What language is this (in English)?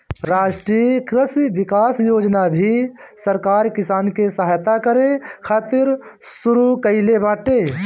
Bhojpuri